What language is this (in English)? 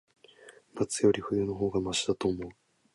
Japanese